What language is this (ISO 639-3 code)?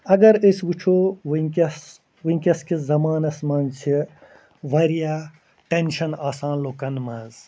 kas